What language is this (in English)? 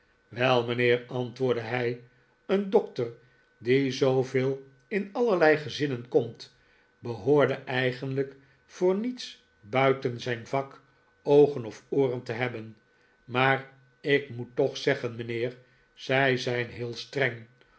Dutch